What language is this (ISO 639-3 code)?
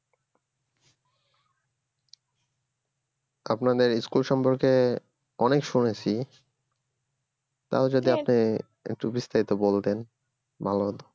ben